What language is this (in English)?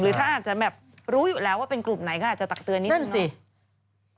Thai